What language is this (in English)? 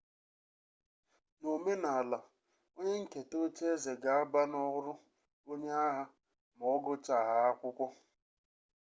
Igbo